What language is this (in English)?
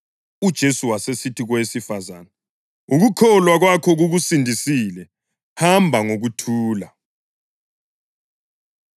North Ndebele